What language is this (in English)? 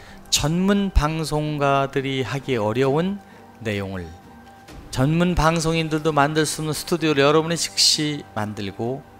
Korean